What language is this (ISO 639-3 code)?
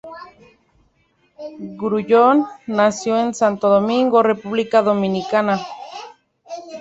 spa